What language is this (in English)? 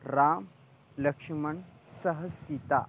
Sanskrit